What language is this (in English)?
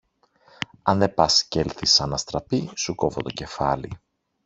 Greek